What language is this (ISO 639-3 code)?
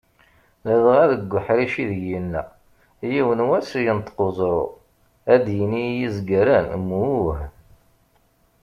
kab